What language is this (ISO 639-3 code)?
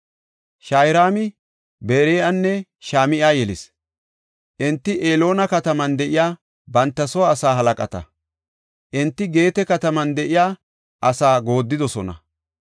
gof